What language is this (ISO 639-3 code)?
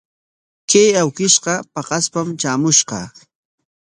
qwa